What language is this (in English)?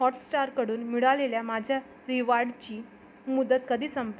Marathi